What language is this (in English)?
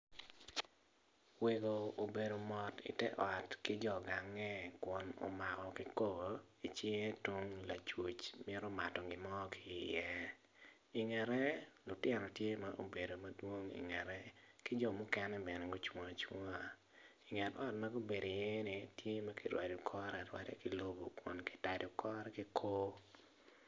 Acoli